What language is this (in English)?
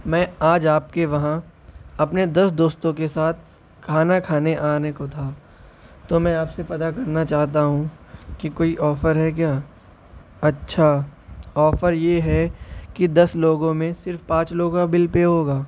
Urdu